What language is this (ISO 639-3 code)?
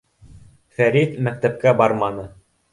bak